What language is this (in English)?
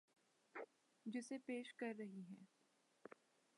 Urdu